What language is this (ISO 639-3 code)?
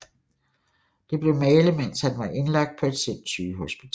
dan